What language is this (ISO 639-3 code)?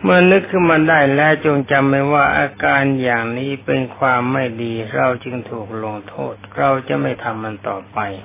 tha